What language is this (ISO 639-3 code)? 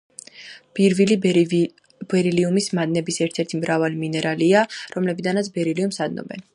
kat